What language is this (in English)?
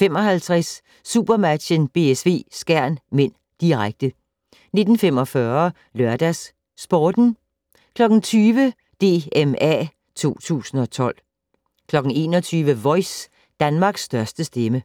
Danish